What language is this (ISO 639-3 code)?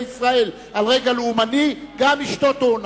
heb